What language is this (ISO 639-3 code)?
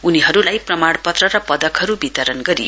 nep